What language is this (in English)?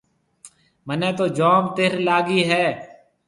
Marwari (Pakistan)